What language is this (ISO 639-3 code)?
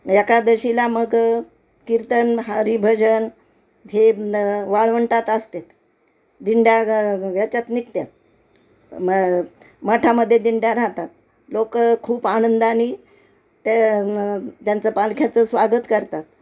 mar